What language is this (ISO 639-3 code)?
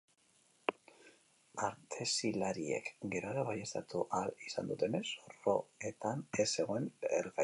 eus